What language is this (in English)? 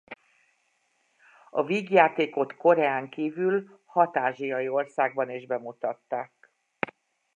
Hungarian